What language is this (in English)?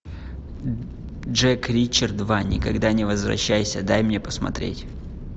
Russian